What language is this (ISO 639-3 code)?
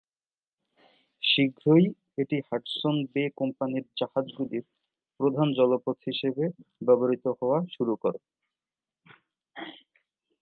ben